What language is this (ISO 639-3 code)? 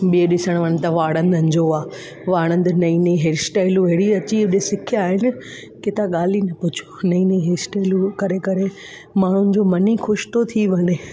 snd